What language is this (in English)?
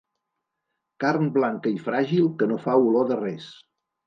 Catalan